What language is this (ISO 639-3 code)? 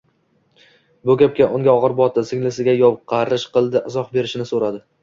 uzb